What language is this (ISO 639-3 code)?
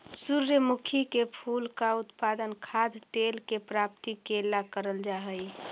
mag